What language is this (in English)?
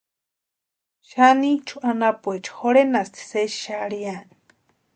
Western Highland Purepecha